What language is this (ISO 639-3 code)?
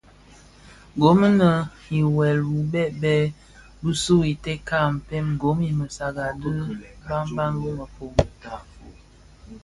ksf